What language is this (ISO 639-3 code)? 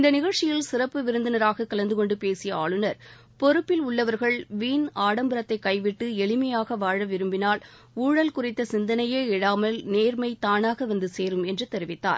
tam